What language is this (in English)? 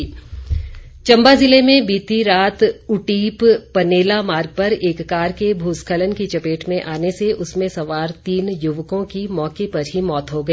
Hindi